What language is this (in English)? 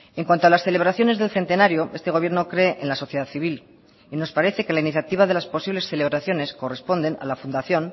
Spanish